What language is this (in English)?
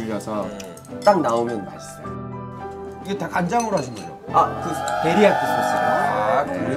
Korean